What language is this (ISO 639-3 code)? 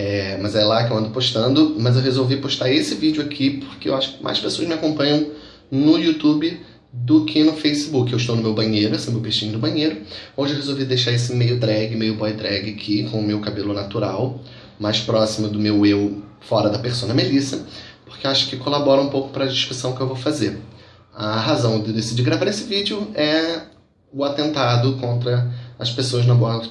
por